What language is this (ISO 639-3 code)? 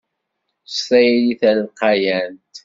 kab